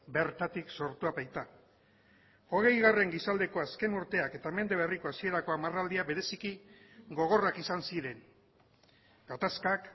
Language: Basque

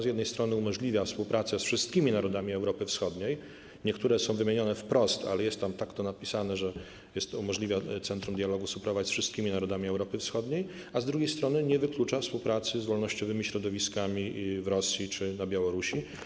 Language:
Polish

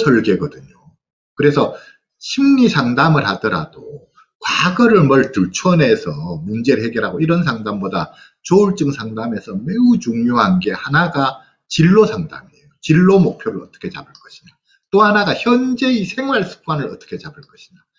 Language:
Korean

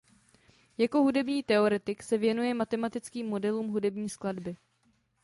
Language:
Czech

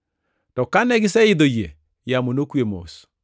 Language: Luo (Kenya and Tanzania)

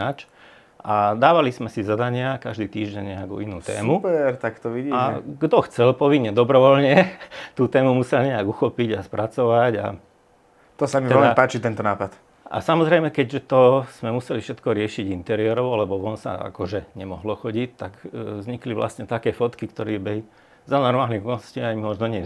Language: Slovak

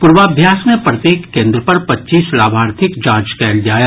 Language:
Maithili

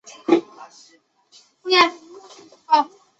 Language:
Chinese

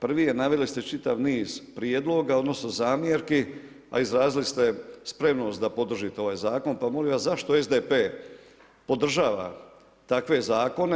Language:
Croatian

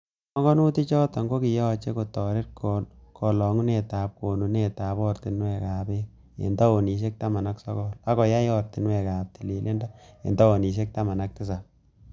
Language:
Kalenjin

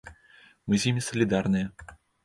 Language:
Belarusian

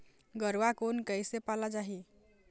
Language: Chhattisgarhi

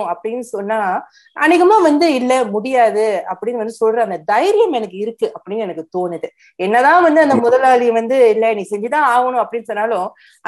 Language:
Tamil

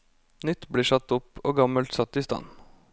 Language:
Norwegian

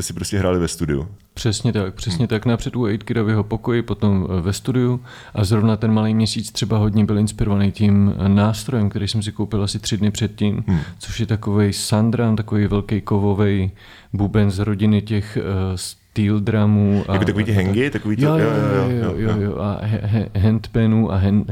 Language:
Czech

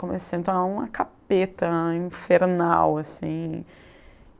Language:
Portuguese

